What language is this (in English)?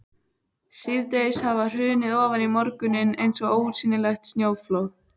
Icelandic